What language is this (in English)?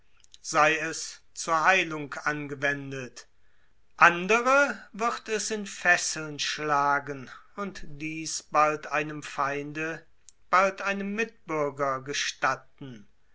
German